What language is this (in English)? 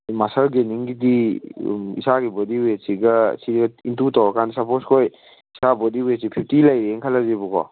Manipuri